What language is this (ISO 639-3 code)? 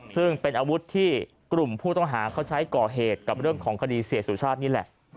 tha